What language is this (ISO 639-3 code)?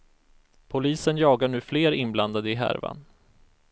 swe